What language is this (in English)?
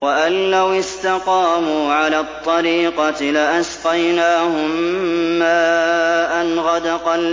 Arabic